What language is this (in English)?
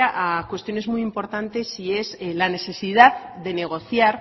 Spanish